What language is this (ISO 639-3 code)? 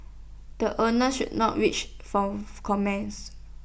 eng